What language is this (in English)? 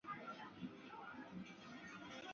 Chinese